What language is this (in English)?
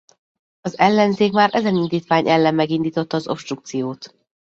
Hungarian